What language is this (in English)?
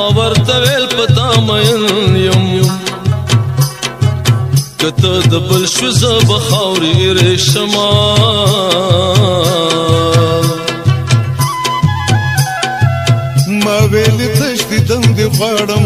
Arabic